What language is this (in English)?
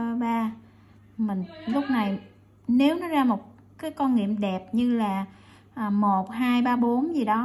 Vietnamese